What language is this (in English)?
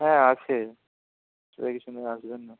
Bangla